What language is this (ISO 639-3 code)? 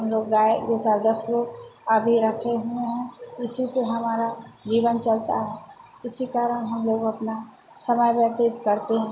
hin